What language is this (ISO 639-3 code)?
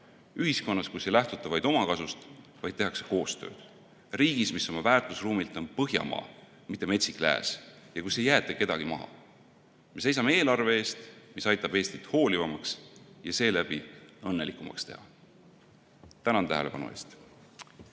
est